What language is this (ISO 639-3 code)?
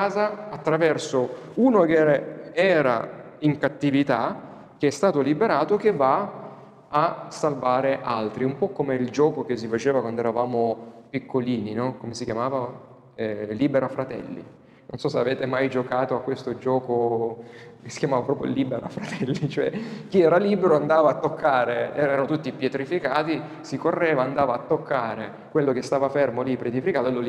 ita